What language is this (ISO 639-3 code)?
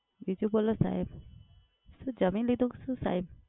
guj